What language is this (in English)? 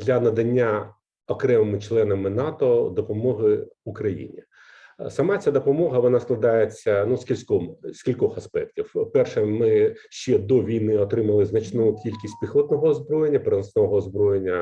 Ukrainian